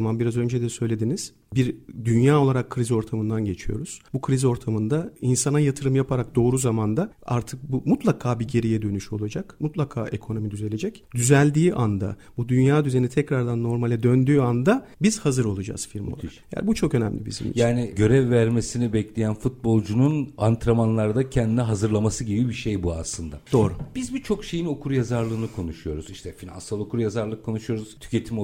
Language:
Turkish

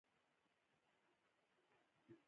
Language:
Pashto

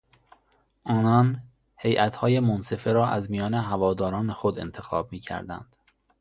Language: Persian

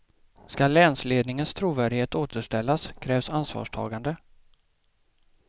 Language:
Swedish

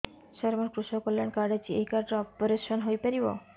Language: Odia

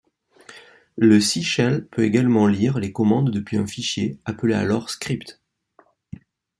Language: French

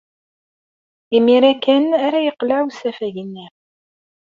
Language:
Kabyle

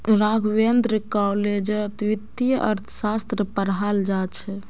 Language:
Magahi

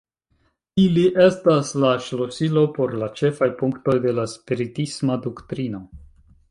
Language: Esperanto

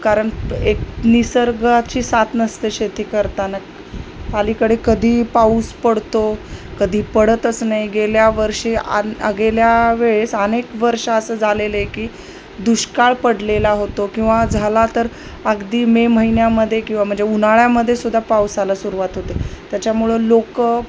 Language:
Marathi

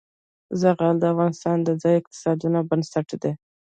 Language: Pashto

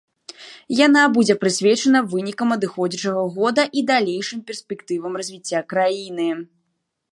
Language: Belarusian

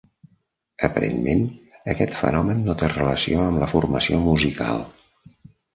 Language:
Catalan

